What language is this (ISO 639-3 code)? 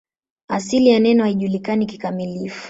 swa